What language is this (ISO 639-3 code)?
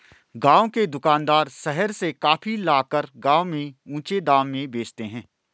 hin